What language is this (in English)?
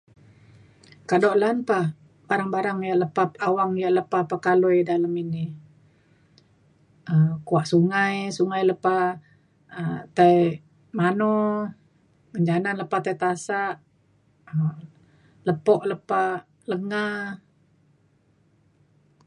Mainstream Kenyah